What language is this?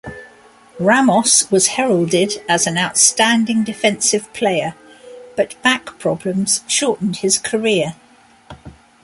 English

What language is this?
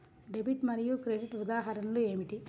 Telugu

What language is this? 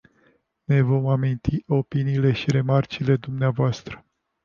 Romanian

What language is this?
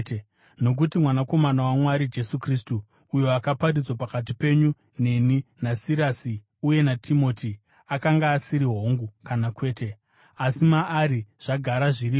Shona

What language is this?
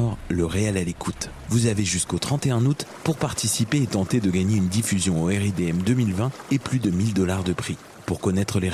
French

